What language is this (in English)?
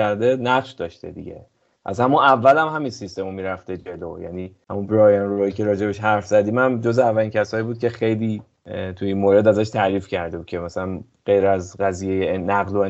Persian